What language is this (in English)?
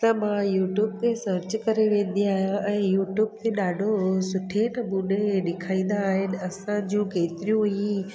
Sindhi